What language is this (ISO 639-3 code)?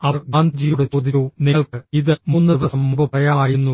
mal